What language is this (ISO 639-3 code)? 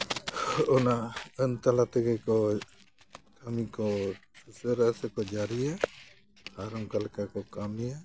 sat